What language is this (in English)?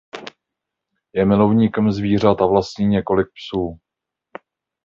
Czech